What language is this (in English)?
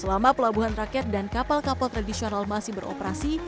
Indonesian